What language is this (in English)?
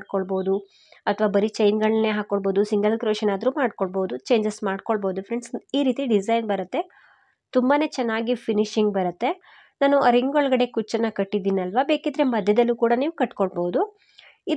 Kannada